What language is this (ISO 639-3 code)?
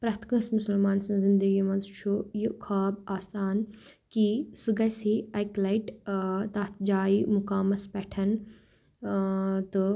kas